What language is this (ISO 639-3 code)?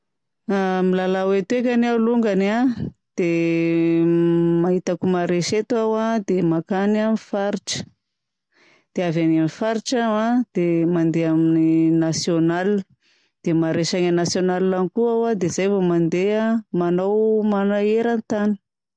bzc